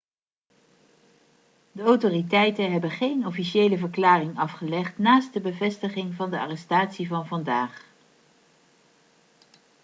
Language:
Dutch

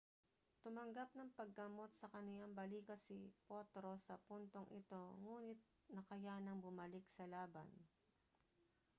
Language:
Filipino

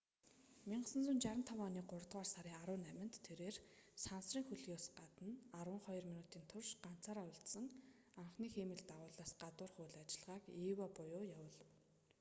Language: Mongolian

